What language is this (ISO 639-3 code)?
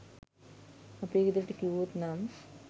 sin